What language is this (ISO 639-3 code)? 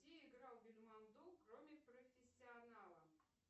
rus